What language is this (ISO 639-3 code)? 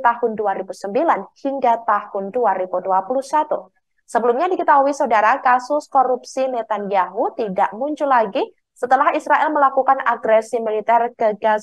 ind